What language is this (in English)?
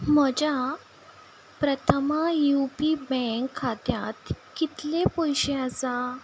Konkani